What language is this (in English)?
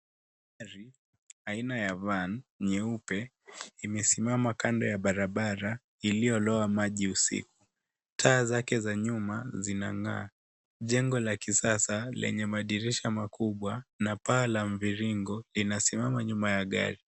Swahili